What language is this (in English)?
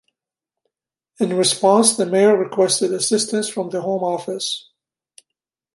English